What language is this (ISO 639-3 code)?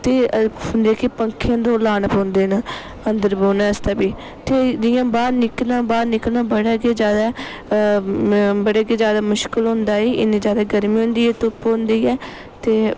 doi